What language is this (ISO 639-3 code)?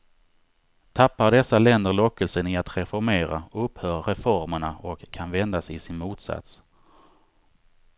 swe